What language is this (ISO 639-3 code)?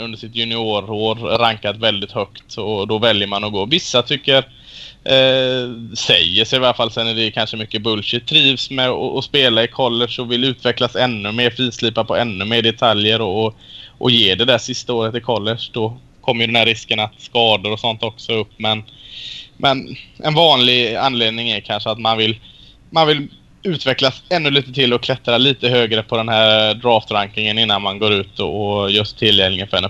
swe